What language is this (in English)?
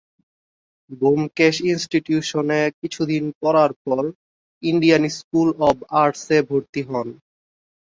Bangla